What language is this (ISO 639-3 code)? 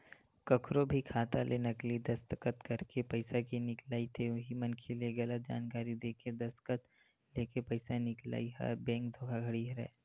hne